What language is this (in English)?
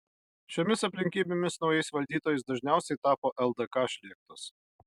Lithuanian